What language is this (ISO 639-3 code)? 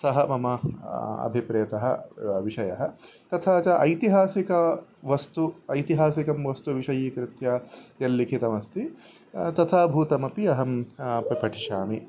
san